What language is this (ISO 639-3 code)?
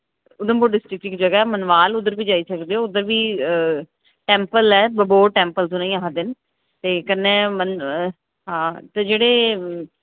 doi